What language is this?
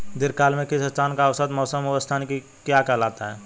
Hindi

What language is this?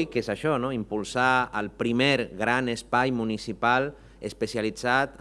Catalan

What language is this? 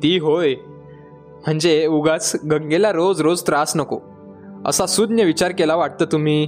Marathi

